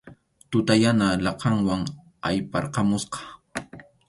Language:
Arequipa-La Unión Quechua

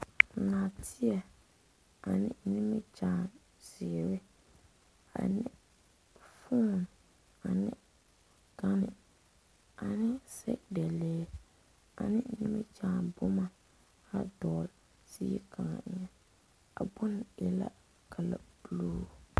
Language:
Southern Dagaare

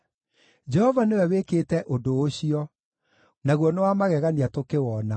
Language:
Kikuyu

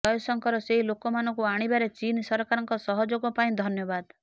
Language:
Odia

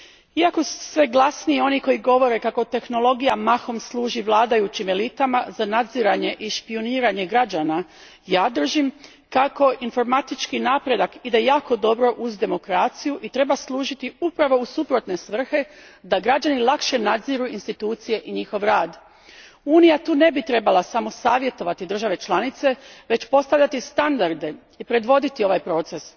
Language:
Croatian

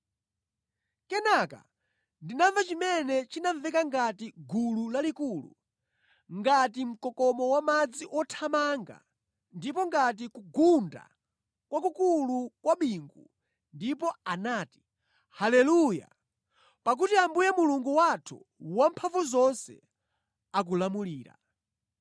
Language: Nyanja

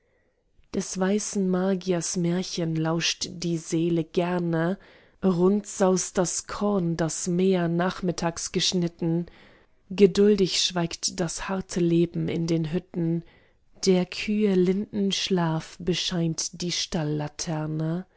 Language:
German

